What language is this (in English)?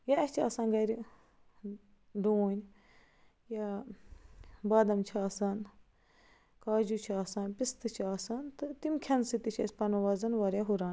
Kashmiri